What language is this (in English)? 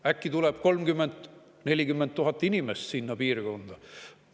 Estonian